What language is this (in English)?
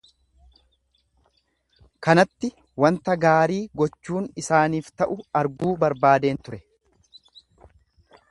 Oromo